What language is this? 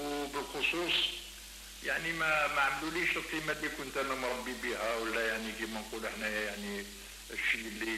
Arabic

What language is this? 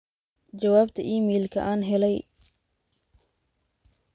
Somali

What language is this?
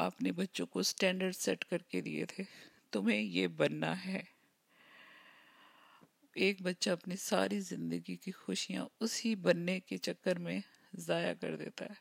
Urdu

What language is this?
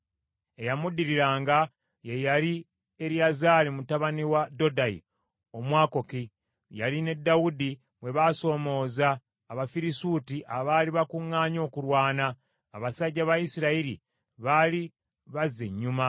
Ganda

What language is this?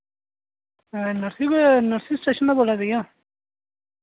Dogri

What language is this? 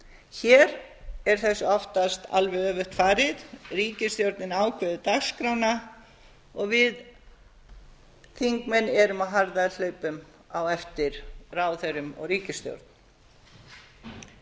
Icelandic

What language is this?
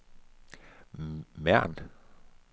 Danish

